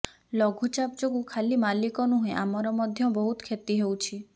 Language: Odia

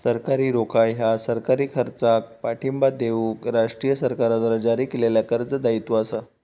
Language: Marathi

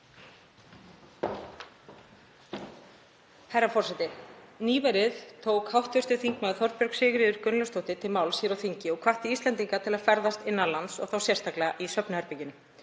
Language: Icelandic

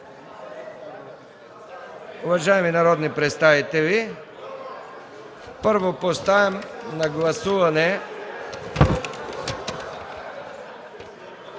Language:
Bulgarian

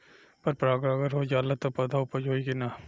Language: Bhojpuri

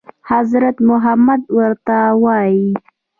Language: Pashto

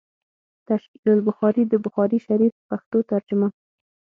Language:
Pashto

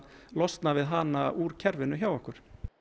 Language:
Icelandic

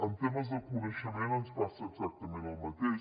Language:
Catalan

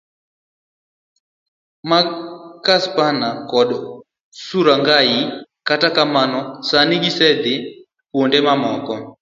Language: Luo (Kenya and Tanzania)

